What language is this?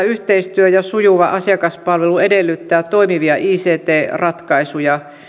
Finnish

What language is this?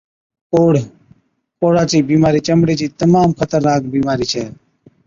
Od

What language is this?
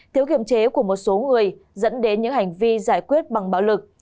Vietnamese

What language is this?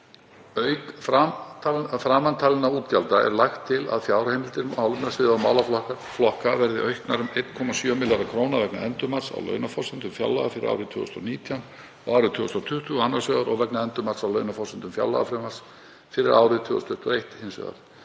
Icelandic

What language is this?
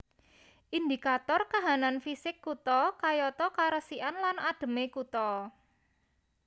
Javanese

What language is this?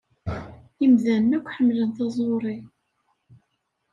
Kabyle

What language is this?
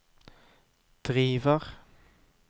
Norwegian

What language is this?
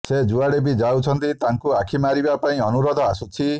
Odia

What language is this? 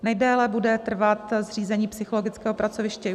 Czech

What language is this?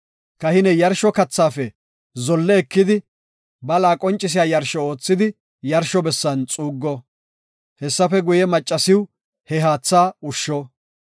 Gofa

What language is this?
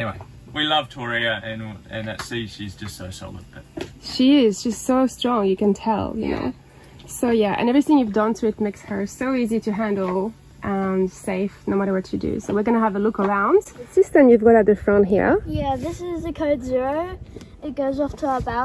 English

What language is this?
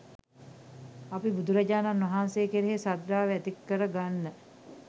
Sinhala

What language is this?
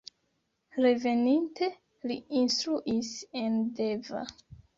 Esperanto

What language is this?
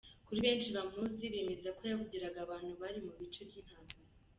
Kinyarwanda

